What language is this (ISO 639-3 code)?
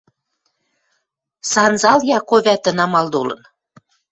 mrj